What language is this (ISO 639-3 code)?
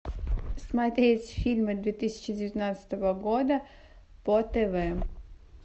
rus